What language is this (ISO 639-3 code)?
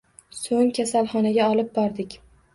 uzb